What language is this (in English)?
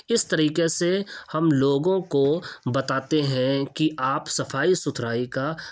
Urdu